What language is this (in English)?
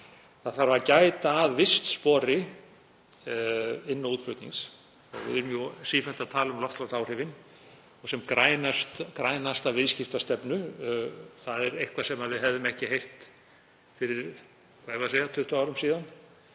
Icelandic